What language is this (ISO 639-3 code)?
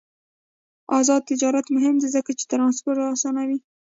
pus